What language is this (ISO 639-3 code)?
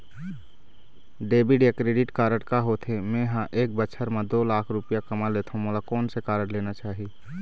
hne